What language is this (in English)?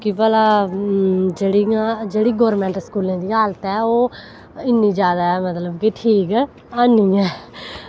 Dogri